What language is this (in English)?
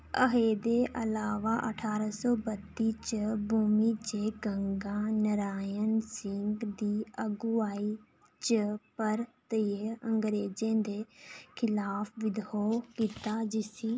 Dogri